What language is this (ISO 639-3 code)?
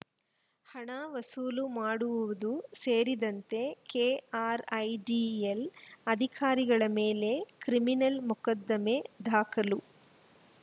kan